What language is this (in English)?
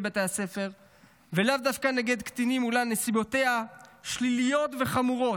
Hebrew